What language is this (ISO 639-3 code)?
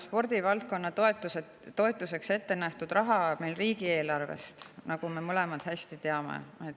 est